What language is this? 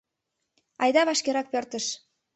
Mari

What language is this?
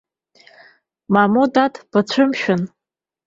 Abkhazian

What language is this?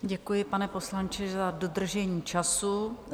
Czech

